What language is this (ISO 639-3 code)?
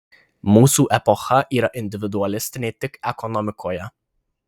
lit